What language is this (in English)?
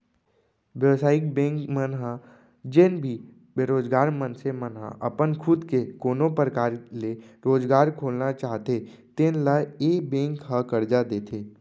Chhattisgarhi